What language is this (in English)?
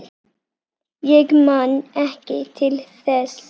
Icelandic